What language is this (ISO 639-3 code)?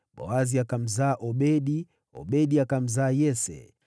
swa